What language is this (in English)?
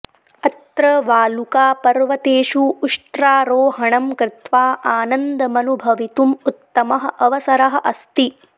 Sanskrit